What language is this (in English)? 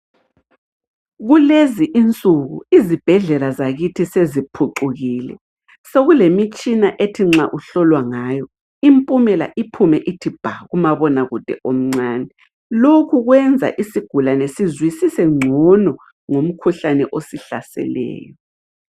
North Ndebele